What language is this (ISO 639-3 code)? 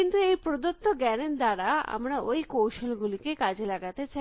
ben